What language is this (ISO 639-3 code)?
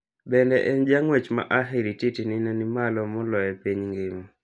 luo